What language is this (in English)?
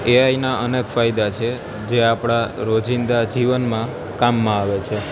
Gujarati